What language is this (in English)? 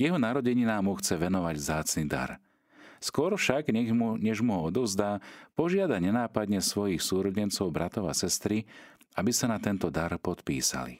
Slovak